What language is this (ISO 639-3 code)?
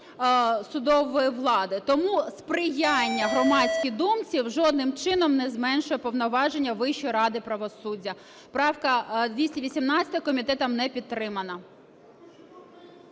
ukr